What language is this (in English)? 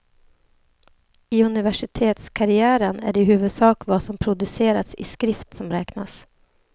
Swedish